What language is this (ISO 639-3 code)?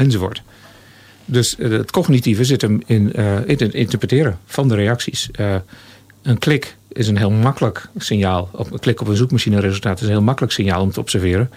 nld